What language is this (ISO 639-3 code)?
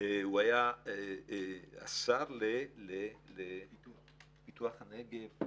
heb